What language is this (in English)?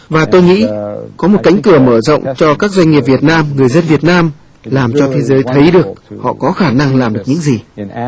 Vietnamese